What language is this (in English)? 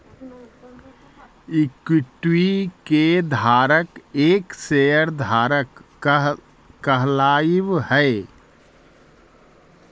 Magahi